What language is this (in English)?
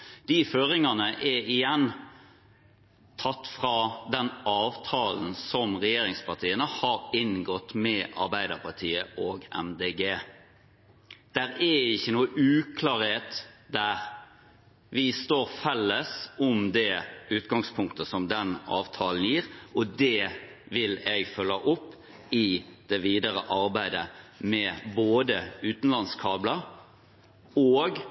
Norwegian Bokmål